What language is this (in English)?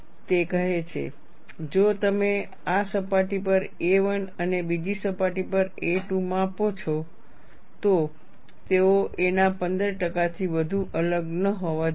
Gujarati